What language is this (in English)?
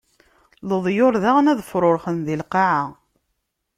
Kabyle